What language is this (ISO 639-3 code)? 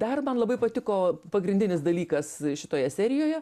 lit